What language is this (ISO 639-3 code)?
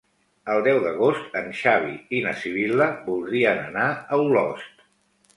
cat